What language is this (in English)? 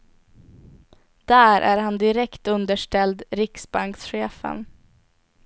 Swedish